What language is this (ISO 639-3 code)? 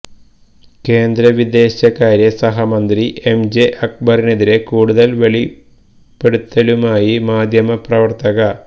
mal